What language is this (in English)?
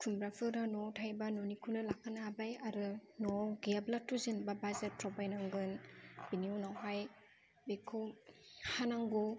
Bodo